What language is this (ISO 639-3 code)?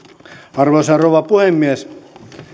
fin